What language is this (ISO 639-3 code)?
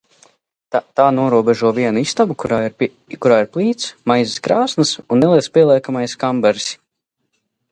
lav